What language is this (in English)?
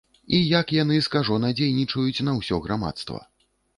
Belarusian